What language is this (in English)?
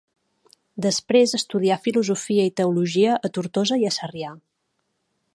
Catalan